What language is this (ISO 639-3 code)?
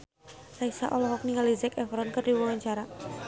sun